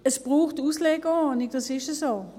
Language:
Swiss German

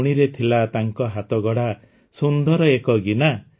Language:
Odia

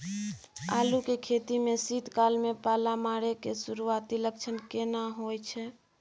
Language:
Maithili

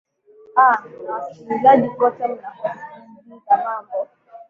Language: Swahili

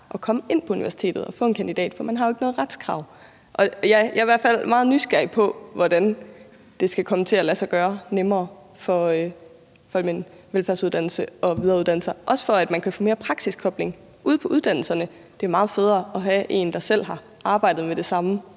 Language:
Danish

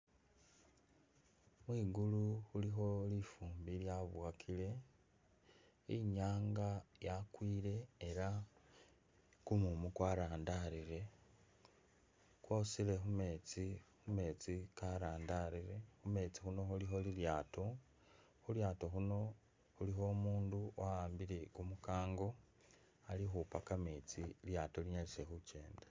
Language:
Masaaba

